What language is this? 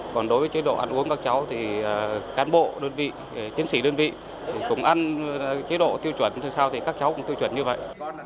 Vietnamese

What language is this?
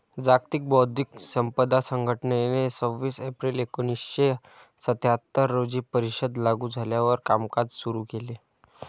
Marathi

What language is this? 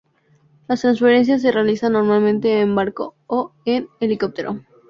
Spanish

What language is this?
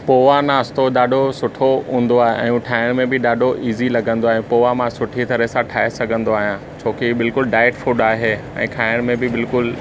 Sindhi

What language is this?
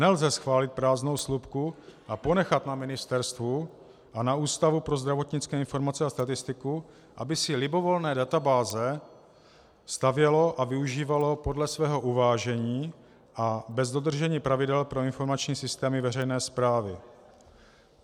Czech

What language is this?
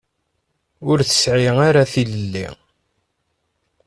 Kabyle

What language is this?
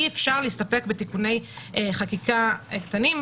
Hebrew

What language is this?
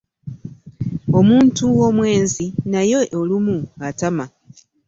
Ganda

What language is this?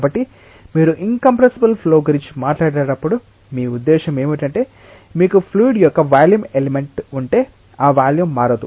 Telugu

